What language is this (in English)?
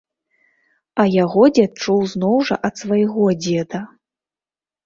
Belarusian